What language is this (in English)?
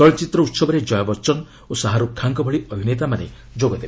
Odia